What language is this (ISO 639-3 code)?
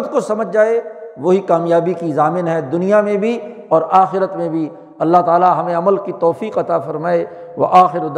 urd